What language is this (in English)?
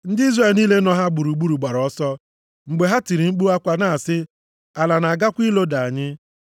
Igbo